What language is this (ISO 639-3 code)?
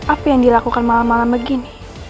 ind